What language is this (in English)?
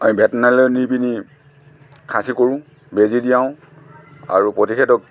Assamese